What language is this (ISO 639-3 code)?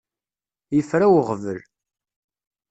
kab